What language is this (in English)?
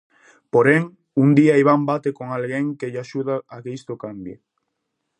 Galician